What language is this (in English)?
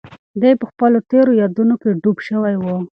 Pashto